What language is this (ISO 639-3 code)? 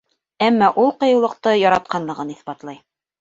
bak